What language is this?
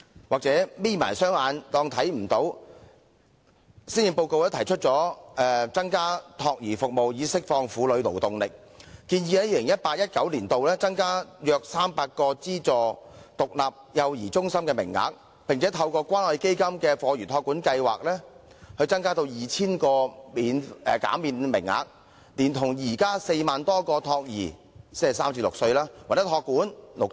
Cantonese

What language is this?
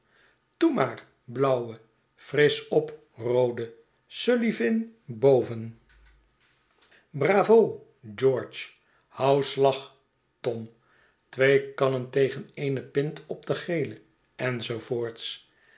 Dutch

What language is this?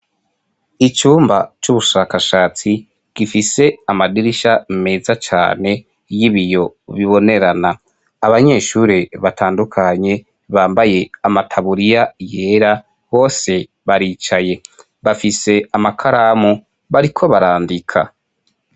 Rundi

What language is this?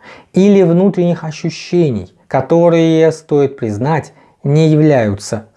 Russian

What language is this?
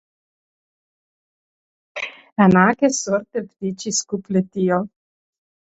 Slovenian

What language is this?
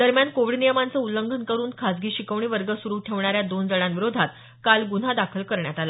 Marathi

